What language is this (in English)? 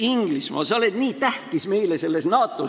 Estonian